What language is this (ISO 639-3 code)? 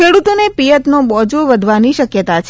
guj